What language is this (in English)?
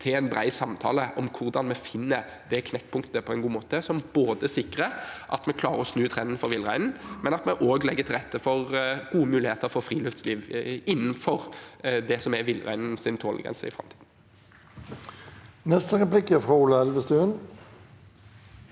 Norwegian